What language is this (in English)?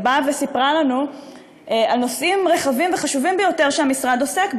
Hebrew